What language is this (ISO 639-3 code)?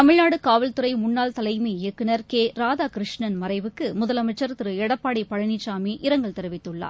tam